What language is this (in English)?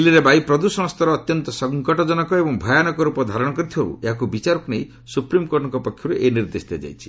Odia